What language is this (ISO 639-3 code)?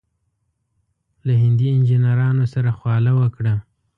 pus